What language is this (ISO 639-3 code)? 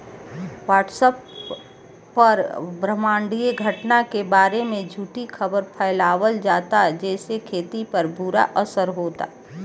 bho